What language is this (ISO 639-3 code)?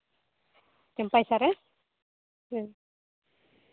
sat